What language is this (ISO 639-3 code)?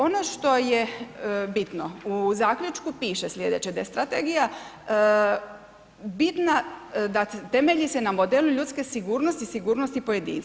hrv